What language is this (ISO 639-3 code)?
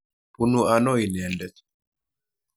kln